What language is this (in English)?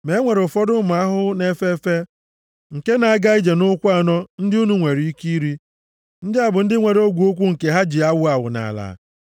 Igbo